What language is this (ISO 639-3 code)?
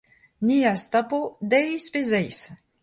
bre